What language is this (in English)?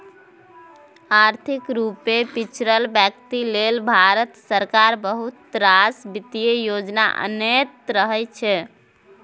Maithili